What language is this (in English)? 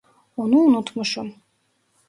Turkish